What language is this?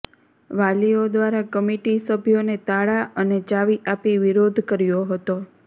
Gujarati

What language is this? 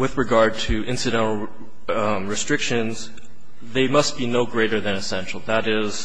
English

